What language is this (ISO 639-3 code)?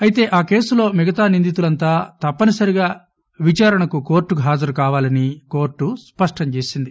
tel